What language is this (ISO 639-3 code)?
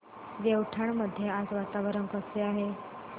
mar